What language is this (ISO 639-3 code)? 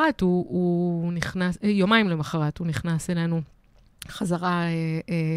heb